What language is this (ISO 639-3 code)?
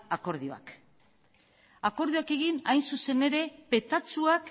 eus